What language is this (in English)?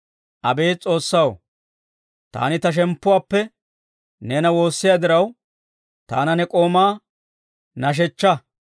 Dawro